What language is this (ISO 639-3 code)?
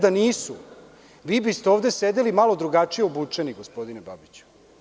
srp